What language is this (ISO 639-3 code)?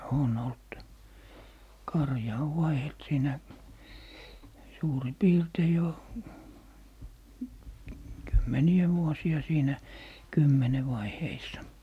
fin